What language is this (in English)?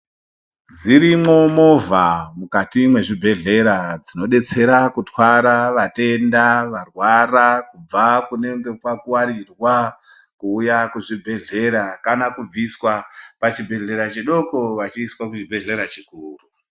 Ndau